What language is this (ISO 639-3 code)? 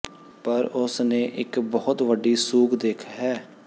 pan